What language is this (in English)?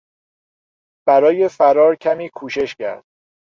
Persian